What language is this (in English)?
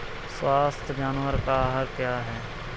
Hindi